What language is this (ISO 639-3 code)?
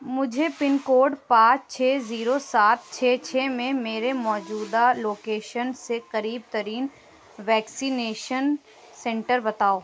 urd